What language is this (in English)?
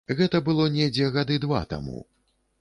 Belarusian